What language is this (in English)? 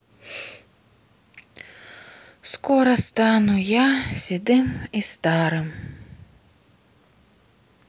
Russian